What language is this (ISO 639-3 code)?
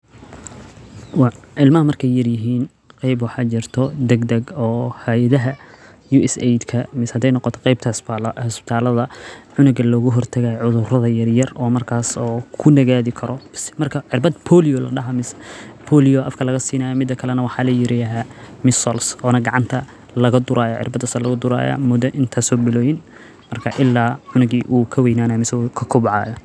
som